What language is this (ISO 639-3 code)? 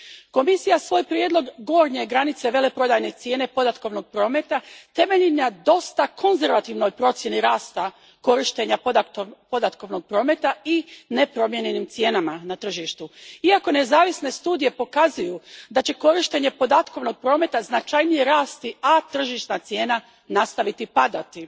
hrv